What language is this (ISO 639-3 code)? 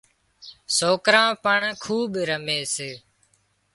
kxp